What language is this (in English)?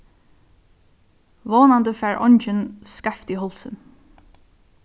Faroese